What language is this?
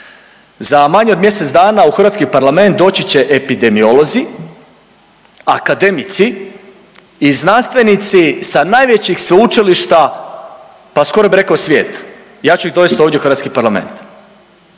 Croatian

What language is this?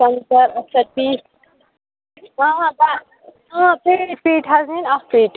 Kashmiri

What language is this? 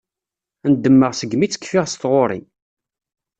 Kabyle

